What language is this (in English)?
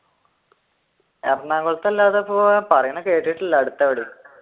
Malayalam